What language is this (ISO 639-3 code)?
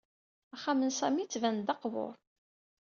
kab